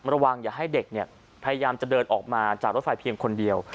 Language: Thai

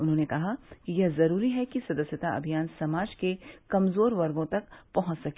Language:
Hindi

